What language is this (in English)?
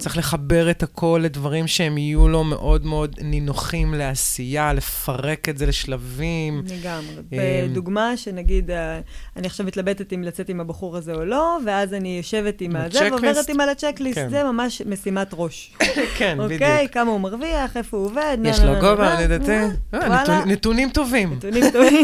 Hebrew